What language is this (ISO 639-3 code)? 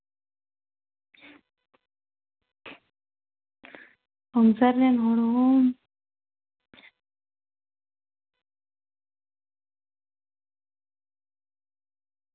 sat